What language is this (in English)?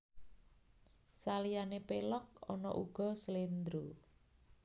Javanese